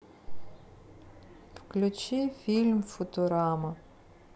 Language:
Russian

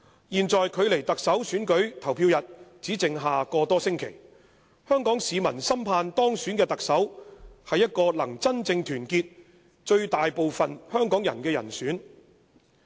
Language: Cantonese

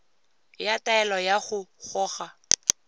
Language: Tswana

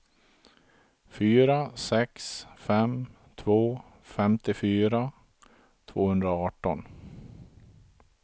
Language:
Swedish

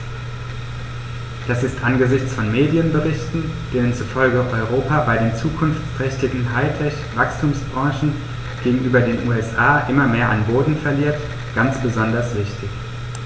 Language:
German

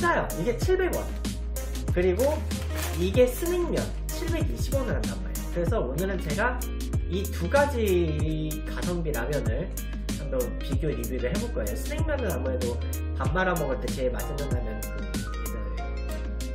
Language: Korean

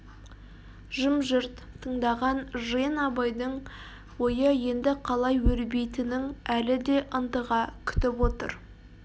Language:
Kazakh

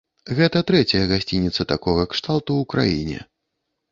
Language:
Belarusian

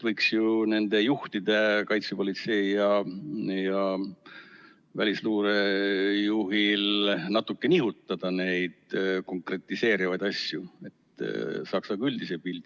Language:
Estonian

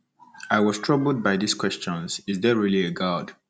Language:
Igbo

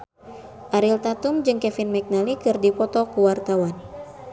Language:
Sundanese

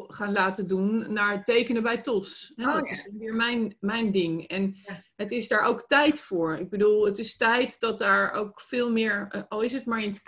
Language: Dutch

